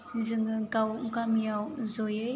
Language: Bodo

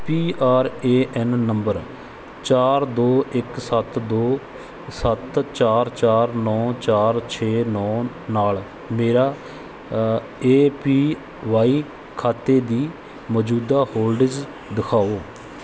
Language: Punjabi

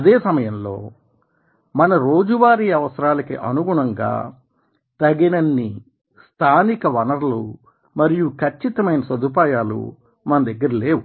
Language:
Telugu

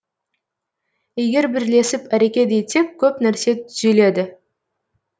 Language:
Kazakh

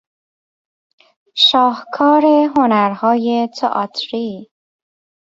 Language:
Persian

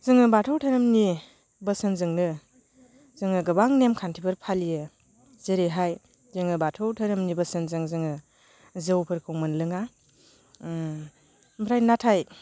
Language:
Bodo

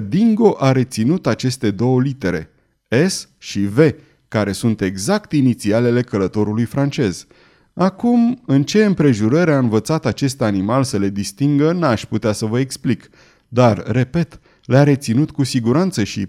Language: Romanian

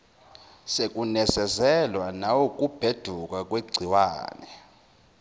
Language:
Zulu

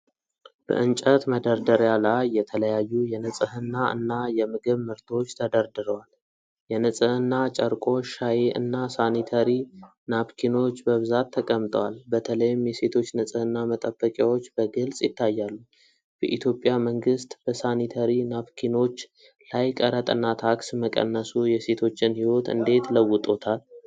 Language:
Amharic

